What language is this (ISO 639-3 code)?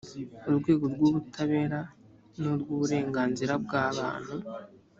kin